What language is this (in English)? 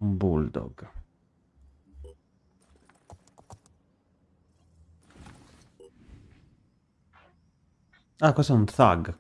Italian